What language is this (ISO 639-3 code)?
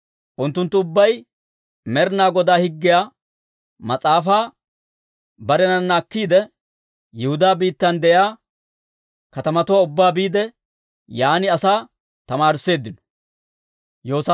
dwr